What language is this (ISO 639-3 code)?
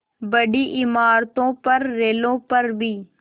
hin